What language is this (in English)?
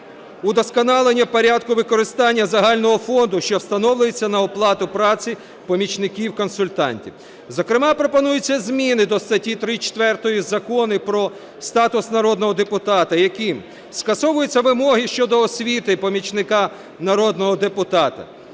Ukrainian